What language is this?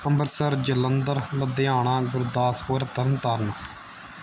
Punjabi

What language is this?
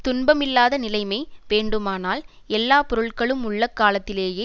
Tamil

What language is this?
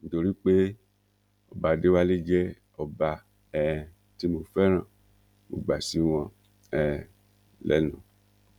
Yoruba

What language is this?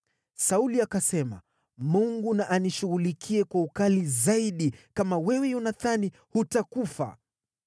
Swahili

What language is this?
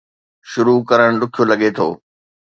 Sindhi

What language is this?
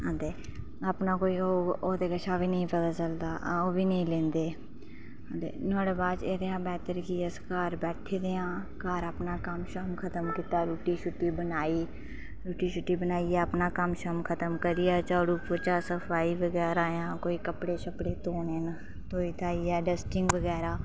Dogri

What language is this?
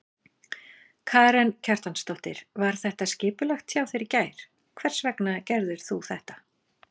Icelandic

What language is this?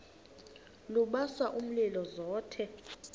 Xhosa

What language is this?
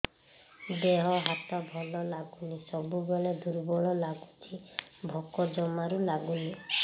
Odia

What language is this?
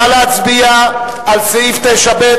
Hebrew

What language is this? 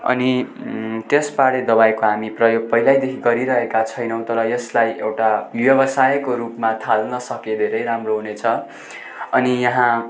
Nepali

